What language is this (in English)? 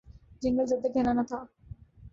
Urdu